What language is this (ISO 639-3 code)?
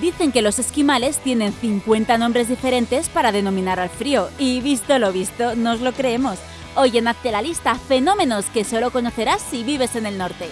spa